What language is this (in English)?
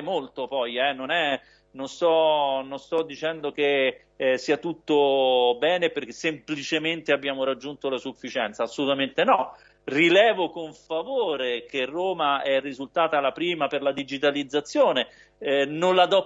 Italian